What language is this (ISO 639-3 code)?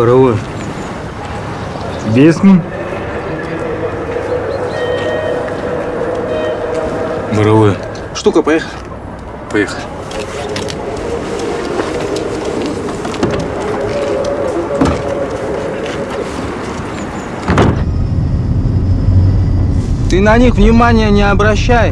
rus